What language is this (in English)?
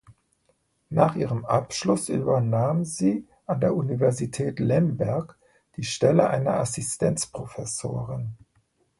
German